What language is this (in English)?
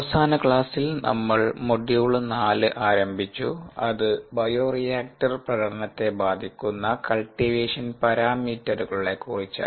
Malayalam